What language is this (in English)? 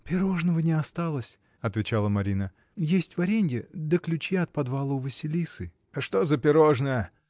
Russian